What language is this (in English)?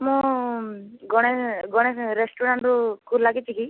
Odia